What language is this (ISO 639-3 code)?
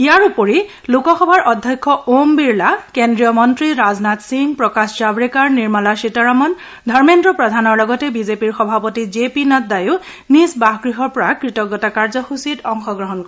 asm